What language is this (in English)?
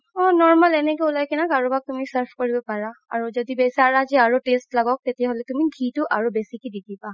Assamese